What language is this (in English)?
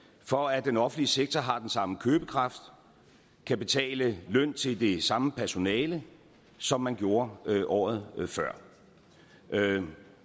Danish